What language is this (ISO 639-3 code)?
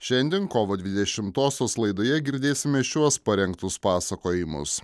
lit